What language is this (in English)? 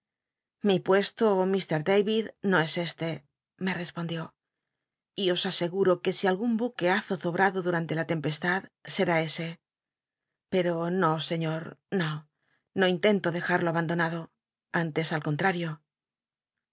Spanish